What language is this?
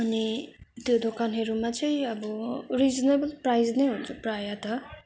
Nepali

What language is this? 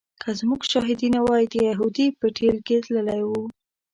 Pashto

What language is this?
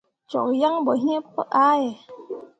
Mundang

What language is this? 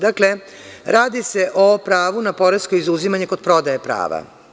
Serbian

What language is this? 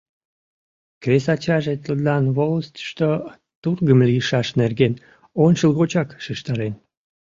Mari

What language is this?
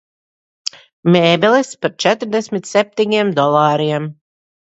Latvian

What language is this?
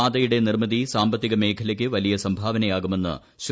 Malayalam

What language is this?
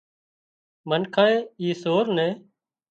Wadiyara Koli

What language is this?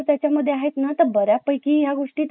Marathi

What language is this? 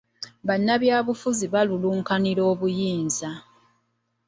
Ganda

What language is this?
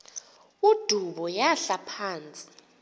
Xhosa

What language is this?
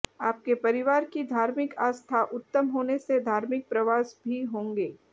Hindi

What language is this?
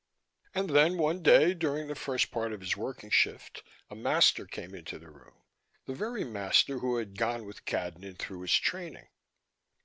English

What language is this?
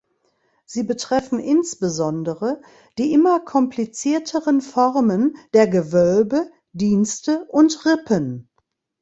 German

